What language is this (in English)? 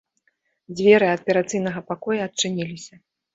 Belarusian